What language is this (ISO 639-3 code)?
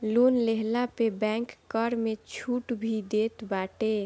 bho